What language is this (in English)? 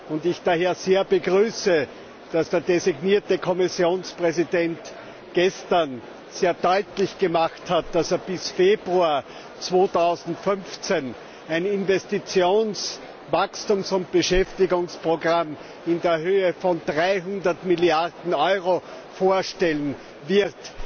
German